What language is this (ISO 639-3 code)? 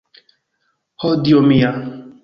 epo